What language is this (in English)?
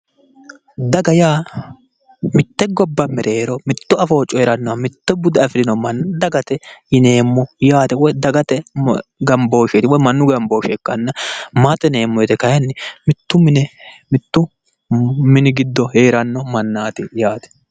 Sidamo